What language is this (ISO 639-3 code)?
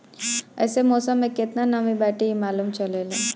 bho